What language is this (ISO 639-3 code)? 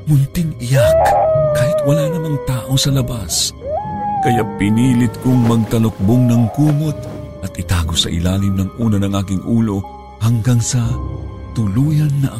fil